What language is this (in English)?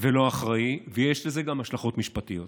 Hebrew